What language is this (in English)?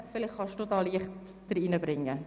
Swiss German